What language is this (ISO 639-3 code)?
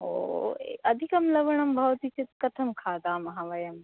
san